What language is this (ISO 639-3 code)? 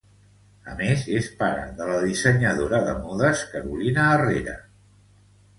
cat